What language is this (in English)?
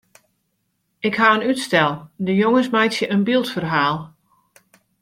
Western Frisian